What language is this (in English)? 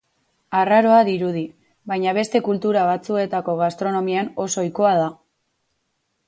Basque